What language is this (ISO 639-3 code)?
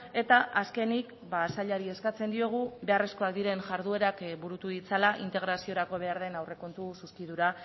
eus